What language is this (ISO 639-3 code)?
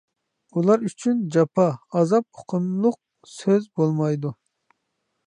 uig